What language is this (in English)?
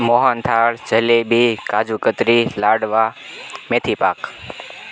Gujarati